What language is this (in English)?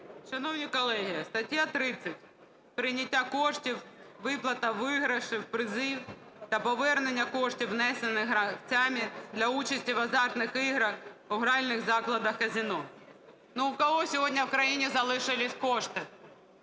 Ukrainian